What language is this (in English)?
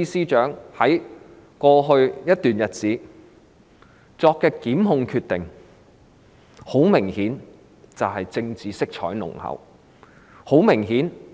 Cantonese